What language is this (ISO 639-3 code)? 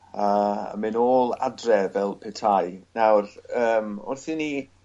cym